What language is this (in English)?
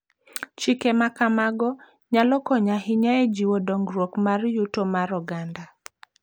Luo (Kenya and Tanzania)